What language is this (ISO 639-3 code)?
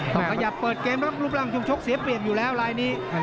tha